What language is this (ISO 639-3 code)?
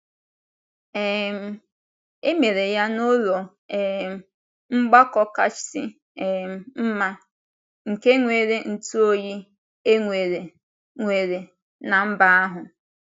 ibo